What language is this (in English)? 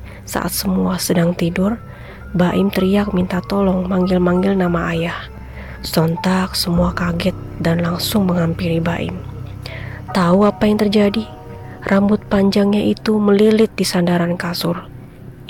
Indonesian